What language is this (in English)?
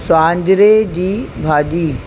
Sindhi